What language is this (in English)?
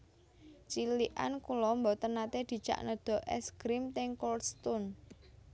Javanese